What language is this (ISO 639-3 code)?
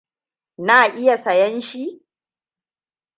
hau